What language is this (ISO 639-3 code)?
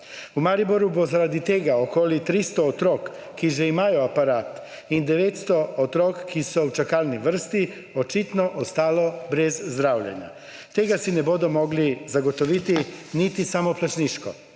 slv